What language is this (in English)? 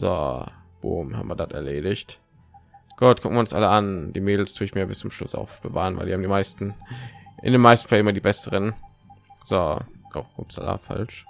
German